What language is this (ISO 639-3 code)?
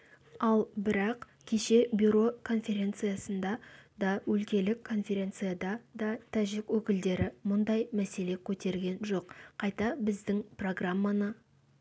kaz